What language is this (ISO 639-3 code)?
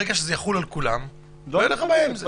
heb